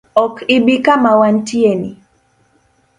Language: Luo (Kenya and Tanzania)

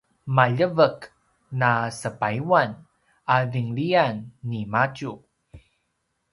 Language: Paiwan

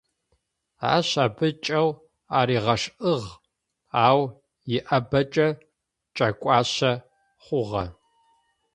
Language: Adyghe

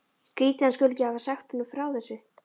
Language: Icelandic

